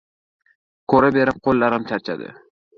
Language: Uzbek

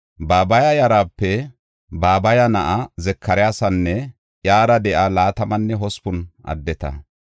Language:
Gofa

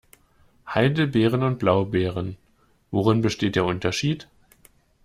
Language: German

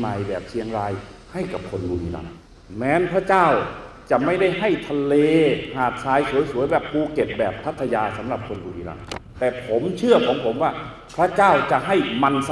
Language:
Thai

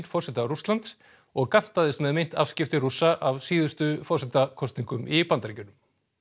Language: Icelandic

